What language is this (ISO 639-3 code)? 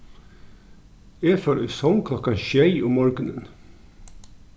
fao